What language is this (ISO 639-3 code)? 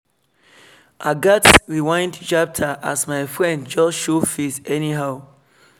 pcm